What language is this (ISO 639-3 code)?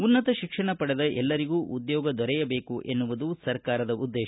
kan